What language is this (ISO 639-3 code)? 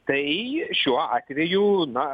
lit